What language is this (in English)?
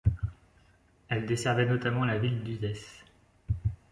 French